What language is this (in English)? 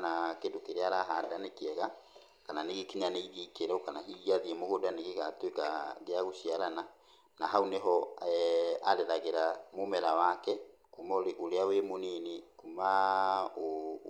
Kikuyu